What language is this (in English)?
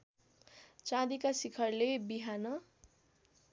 Nepali